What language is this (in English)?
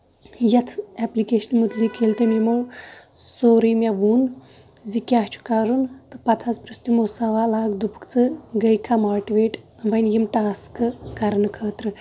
Kashmiri